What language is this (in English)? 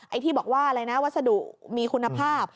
Thai